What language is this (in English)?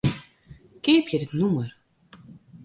Western Frisian